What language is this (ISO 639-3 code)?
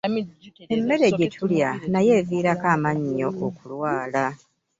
lug